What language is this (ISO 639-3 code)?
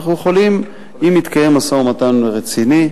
heb